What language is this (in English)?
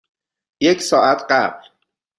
Persian